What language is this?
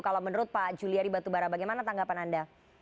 Indonesian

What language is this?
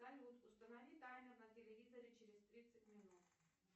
Russian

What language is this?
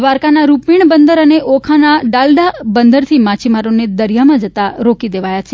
Gujarati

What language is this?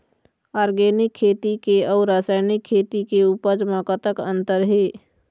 Chhattisgarhi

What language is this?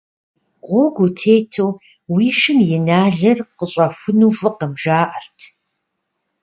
Kabardian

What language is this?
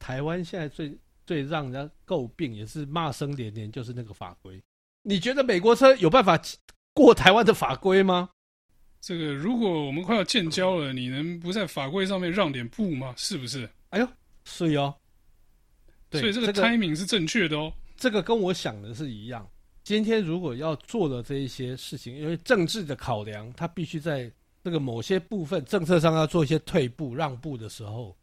Chinese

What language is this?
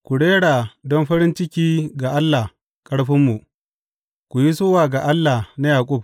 Hausa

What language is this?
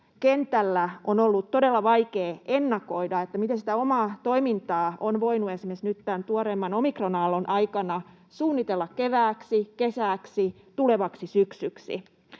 Finnish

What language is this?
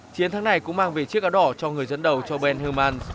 Vietnamese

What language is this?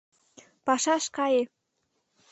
Mari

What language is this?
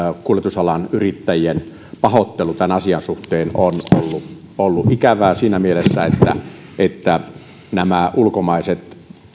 Finnish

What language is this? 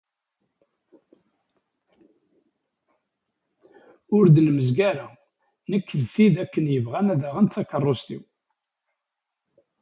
Kabyle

